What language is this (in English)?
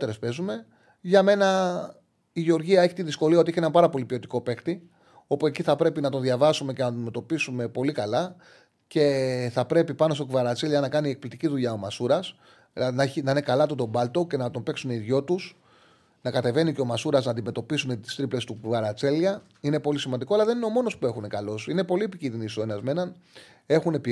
Greek